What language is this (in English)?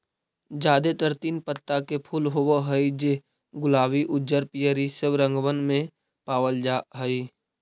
Magahi